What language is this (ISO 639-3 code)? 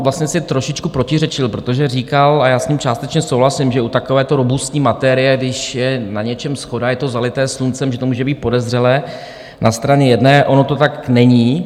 ces